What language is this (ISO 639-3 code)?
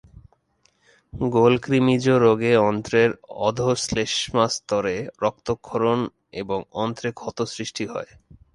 ben